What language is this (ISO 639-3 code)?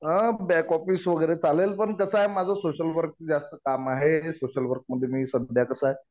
mar